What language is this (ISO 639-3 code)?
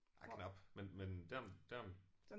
dan